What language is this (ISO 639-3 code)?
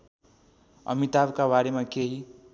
nep